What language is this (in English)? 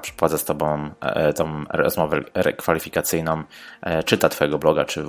Polish